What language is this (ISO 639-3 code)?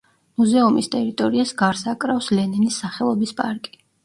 kat